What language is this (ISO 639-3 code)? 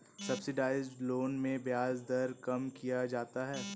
hin